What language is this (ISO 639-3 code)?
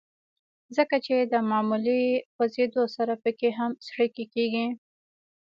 pus